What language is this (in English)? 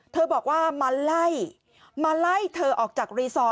Thai